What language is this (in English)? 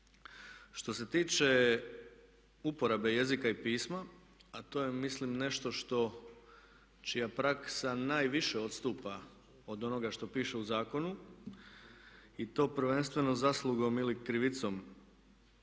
Croatian